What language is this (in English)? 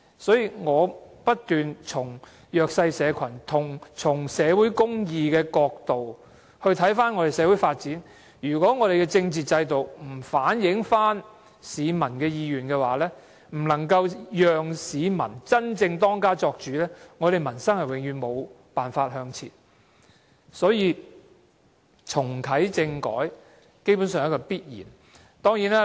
Cantonese